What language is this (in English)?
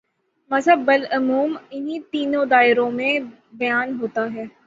Urdu